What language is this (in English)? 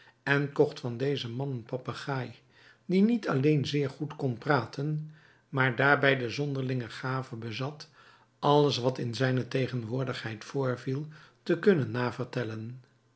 Dutch